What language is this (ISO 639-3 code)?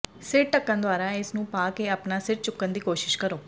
pan